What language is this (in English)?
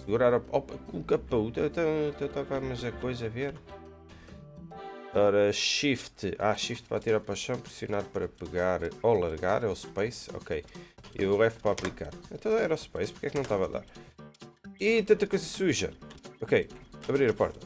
Portuguese